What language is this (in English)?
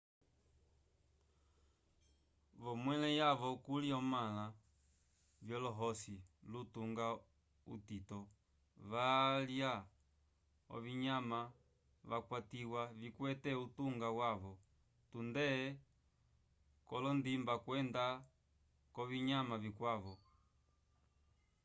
Umbundu